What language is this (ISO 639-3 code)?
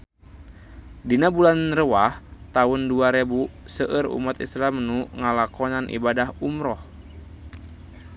sun